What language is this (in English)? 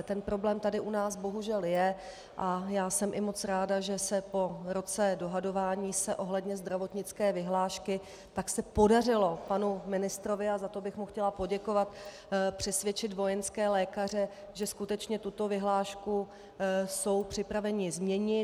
Czech